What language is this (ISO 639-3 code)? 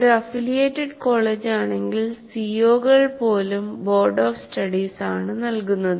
mal